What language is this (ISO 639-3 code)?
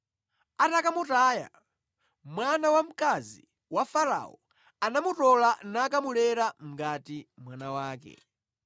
nya